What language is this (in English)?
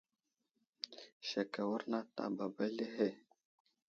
Wuzlam